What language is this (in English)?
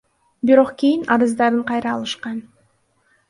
Kyrgyz